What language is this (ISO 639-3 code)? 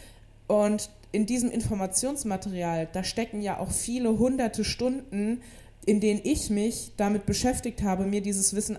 deu